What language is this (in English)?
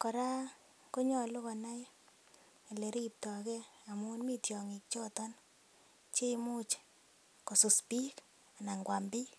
Kalenjin